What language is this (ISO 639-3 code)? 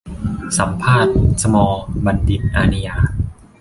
tha